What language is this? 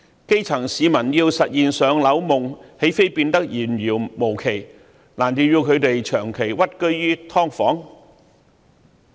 Cantonese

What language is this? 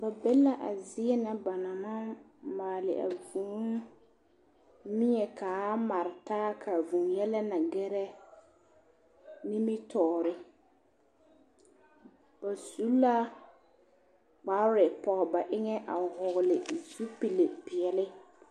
Southern Dagaare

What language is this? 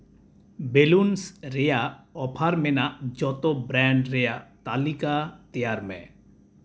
Santali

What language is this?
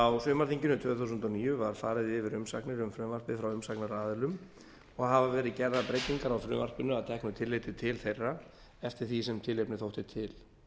Icelandic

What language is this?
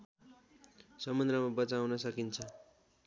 Nepali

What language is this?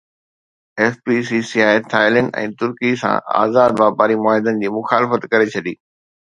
Sindhi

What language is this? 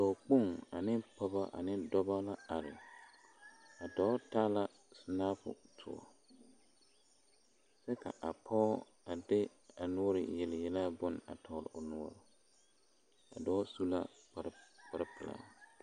Southern Dagaare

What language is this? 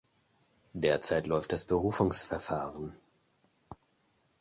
German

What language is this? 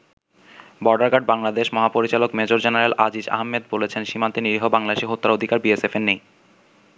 Bangla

